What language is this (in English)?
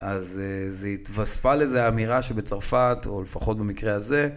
Hebrew